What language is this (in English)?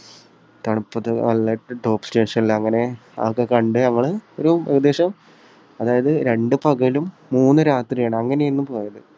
Malayalam